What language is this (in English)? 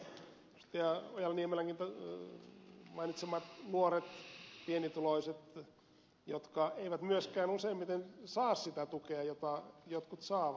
Finnish